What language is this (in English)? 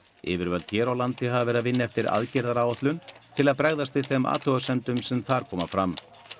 Icelandic